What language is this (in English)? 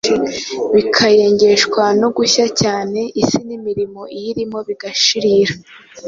Kinyarwanda